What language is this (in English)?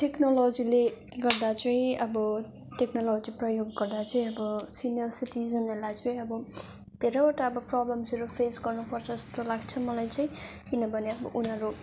Nepali